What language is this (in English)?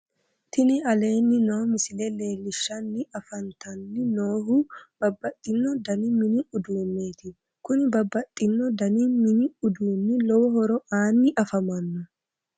Sidamo